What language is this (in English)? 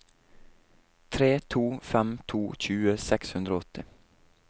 Norwegian